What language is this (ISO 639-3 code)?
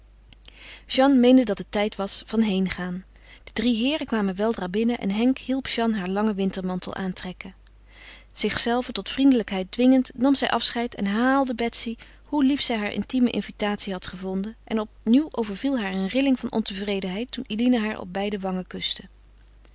nld